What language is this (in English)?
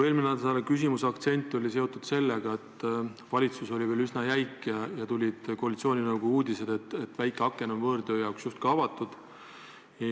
Estonian